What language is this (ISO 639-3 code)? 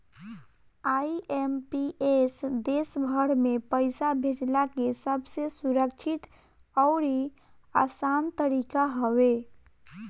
bho